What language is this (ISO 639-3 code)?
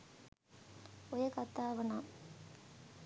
sin